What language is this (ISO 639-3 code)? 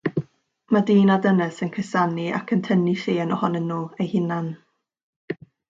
cym